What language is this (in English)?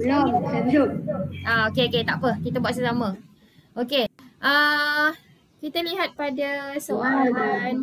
Malay